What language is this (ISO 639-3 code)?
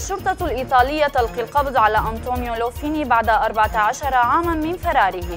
ara